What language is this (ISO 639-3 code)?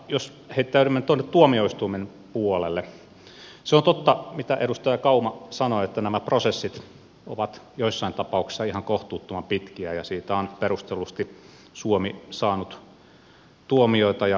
fin